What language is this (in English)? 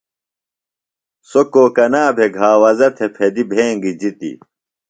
Phalura